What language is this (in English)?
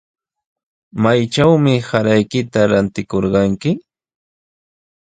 Sihuas Ancash Quechua